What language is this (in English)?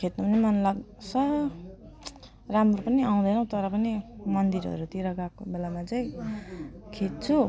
Nepali